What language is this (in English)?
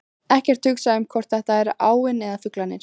Icelandic